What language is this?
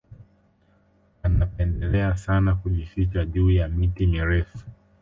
Swahili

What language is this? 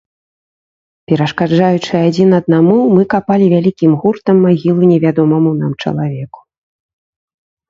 Belarusian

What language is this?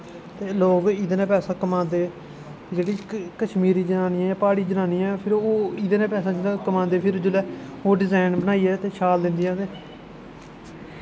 Dogri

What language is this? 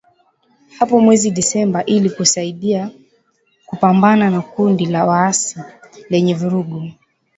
Swahili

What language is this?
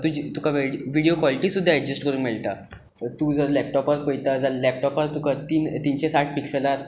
Konkani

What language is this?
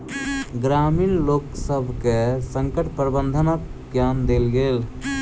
Maithili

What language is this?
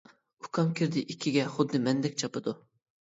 Uyghur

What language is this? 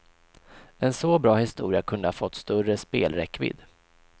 Swedish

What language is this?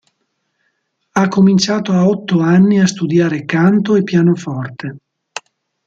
Italian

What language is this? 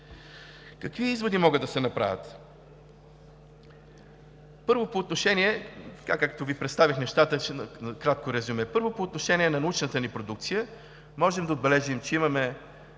Bulgarian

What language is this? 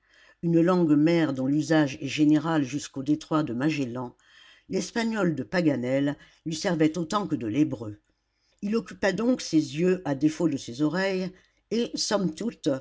French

